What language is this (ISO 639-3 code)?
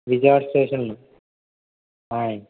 tel